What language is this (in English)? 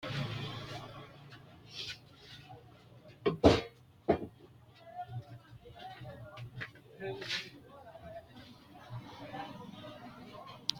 Sidamo